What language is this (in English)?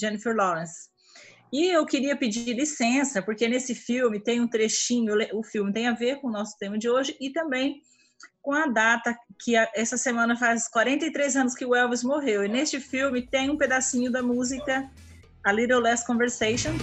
Portuguese